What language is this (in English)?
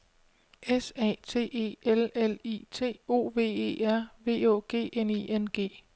Danish